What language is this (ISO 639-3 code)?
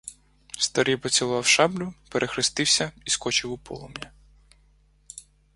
ukr